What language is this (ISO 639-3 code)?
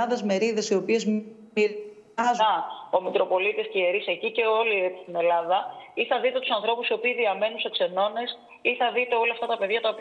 ell